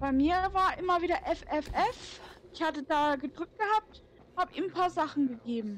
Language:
German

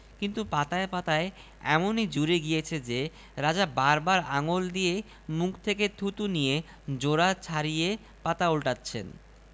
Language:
Bangla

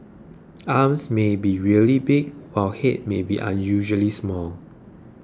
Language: English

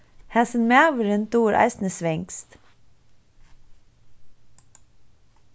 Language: Faroese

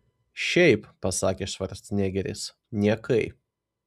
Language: Lithuanian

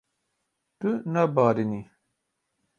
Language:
Kurdish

